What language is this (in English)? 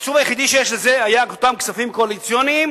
Hebrew